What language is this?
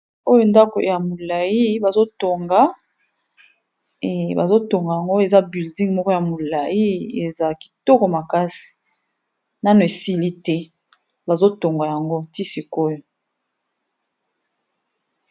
Lingala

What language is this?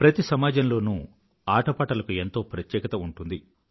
Telugu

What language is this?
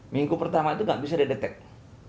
Indonesian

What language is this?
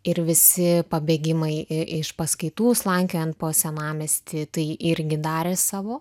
Lithuanian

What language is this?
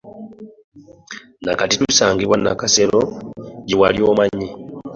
Ganda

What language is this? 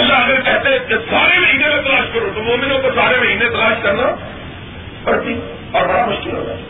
Urdu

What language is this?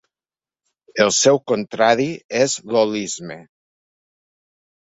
Catalan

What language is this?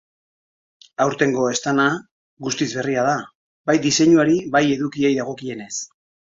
Basque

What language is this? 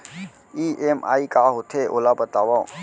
Chhattisgarhi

